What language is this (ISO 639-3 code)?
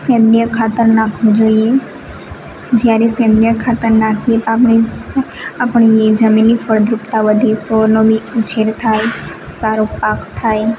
guj